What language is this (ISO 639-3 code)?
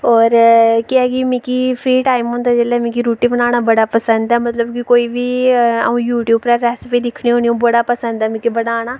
doi